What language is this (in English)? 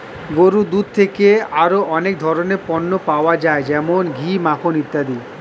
Bangla